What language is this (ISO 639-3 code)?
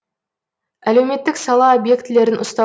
kaz